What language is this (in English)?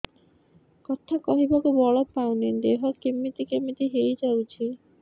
Odia